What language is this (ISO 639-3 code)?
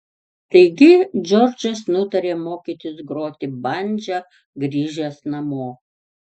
lit